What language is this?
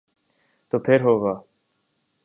Urdu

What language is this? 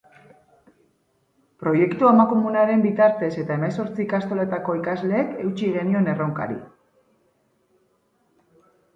Basque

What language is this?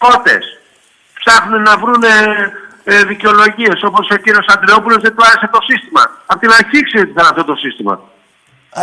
Greek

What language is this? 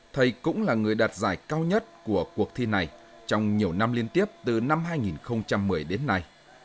Vietnamese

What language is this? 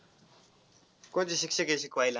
Marathi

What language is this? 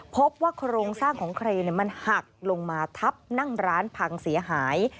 Thai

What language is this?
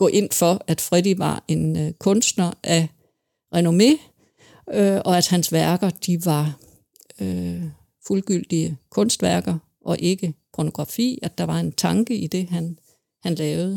Danish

